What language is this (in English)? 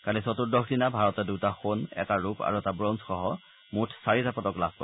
Assamese